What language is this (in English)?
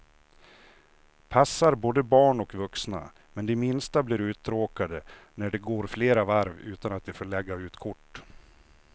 Swedish